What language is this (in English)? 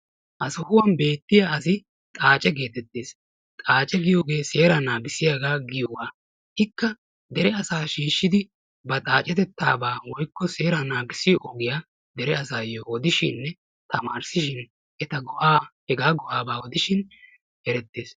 Wolaytta